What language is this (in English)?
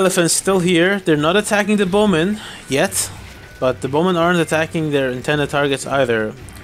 English